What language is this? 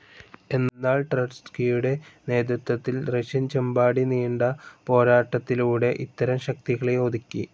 Malayalam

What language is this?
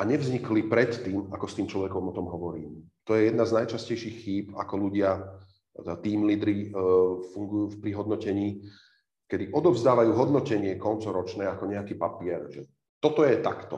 Slovak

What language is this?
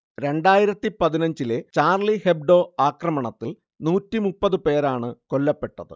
Malayalam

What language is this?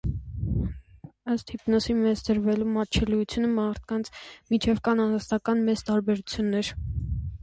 Armenian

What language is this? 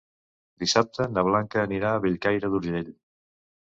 Catalan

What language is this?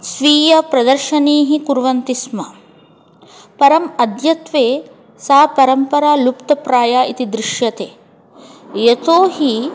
Sanskrit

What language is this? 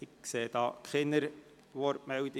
Swiss German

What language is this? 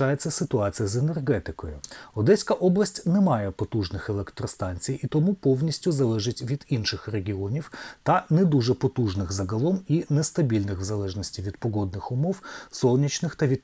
Ukrainian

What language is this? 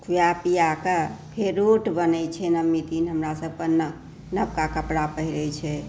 Maithili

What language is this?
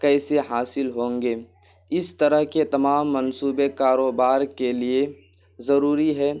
Urdu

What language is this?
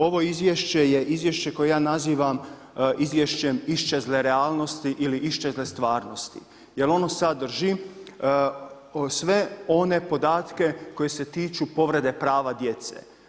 Croatian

